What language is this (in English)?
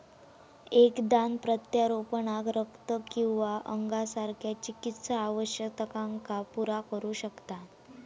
Marathi